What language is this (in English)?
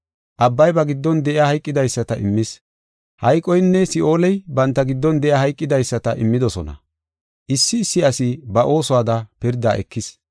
Gofa